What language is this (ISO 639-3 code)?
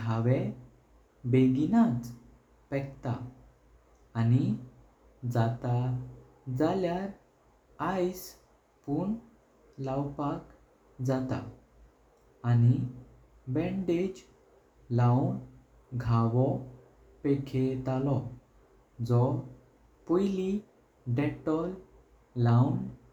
kok